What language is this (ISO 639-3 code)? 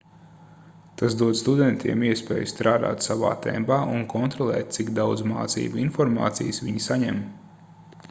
lav